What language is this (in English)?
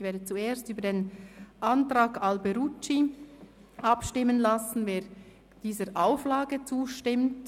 Swiss German